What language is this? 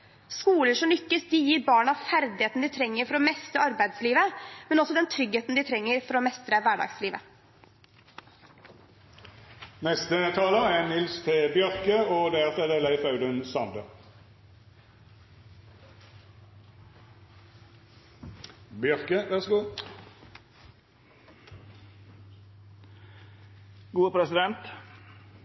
Norwegian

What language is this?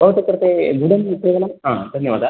Sanskrit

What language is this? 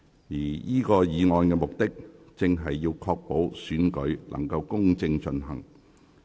Cantonese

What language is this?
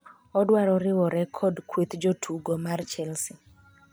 Luo (Kenya and Tanzania)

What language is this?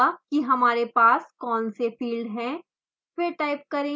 Hindi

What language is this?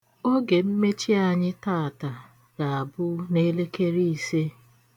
Igbo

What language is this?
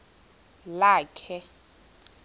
Xhosa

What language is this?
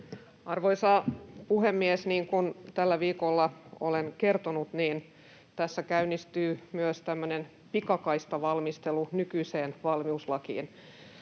Finnish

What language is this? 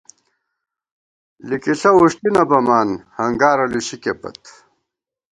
Gawar-Bati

